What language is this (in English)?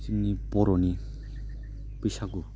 Bodo